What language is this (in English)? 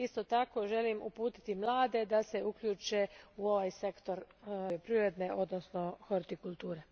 Croatian